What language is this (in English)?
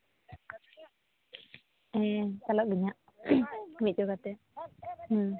Santali